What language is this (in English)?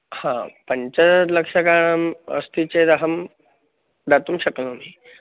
Sanskrit